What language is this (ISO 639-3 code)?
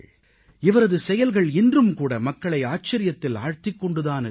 tam